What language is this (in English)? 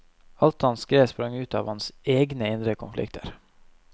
Norwegian